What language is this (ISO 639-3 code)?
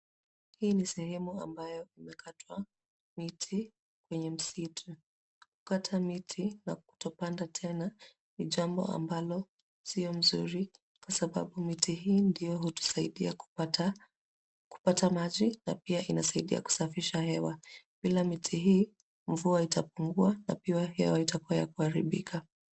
swa